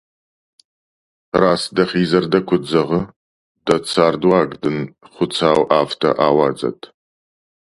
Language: Ossetic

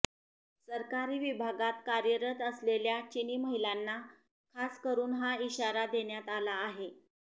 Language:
Marathi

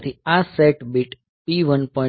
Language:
Gujarati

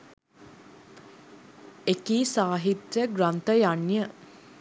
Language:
Sinhala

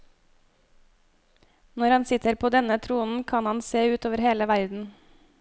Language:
Norwegian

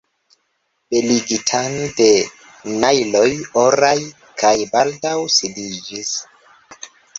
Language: Esperanto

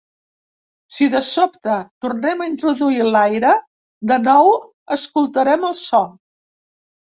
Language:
Catalan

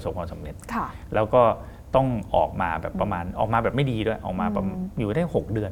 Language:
Thai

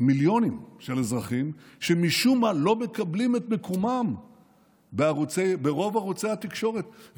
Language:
Hebrew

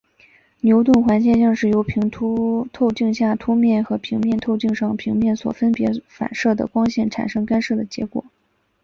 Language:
Chinese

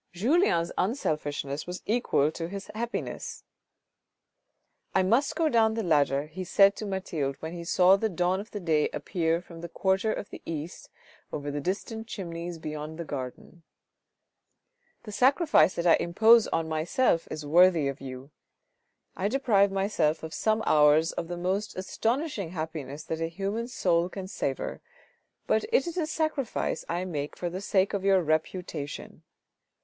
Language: English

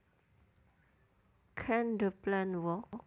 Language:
Javanese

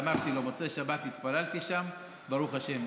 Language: Hebrew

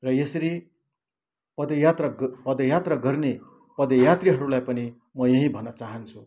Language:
Nepali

